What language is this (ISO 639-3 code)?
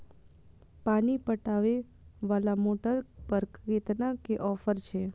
mai